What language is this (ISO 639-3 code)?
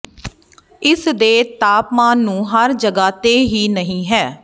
pan